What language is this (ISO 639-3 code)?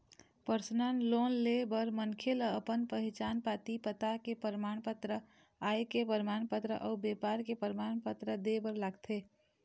hne